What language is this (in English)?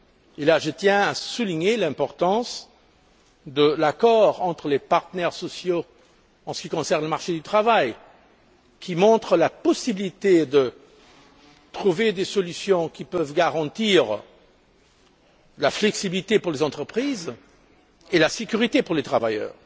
French